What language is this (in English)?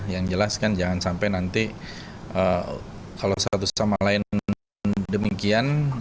Indonesian